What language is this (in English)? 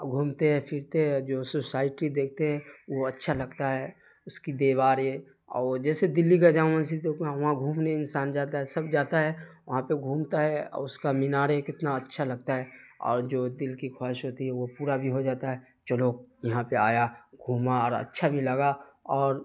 Urdu